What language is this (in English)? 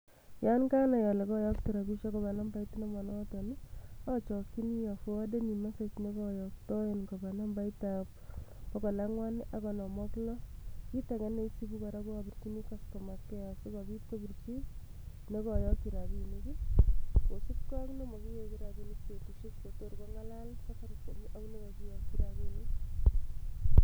Kalenjin